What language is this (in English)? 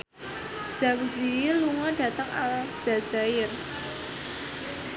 Javanese